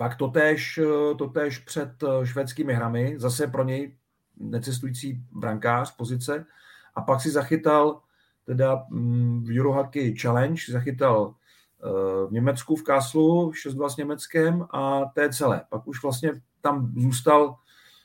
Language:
Czech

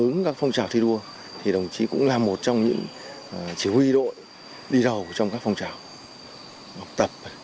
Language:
Vietnamese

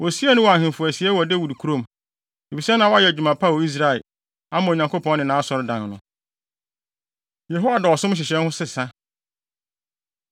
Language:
Akan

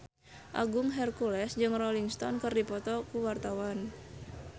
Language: Sundanese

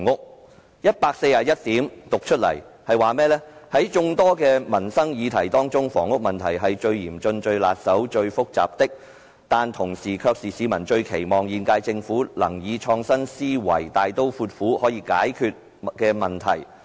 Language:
Cantonese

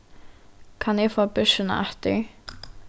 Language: Faroese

